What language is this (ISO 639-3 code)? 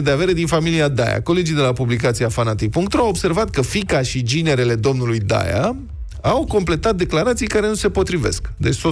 ron